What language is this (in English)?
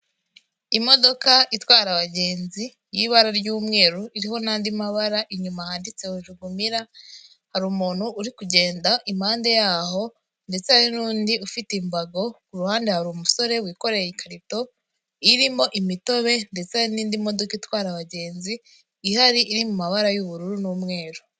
Kinyarwanda